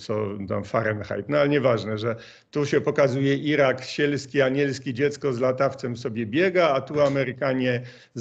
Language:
Polish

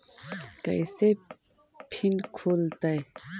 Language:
Magahi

